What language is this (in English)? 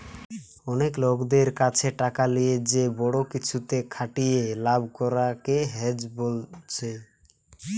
Bangla